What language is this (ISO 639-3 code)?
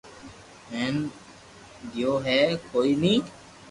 lrk